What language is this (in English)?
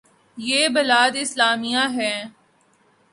Urdu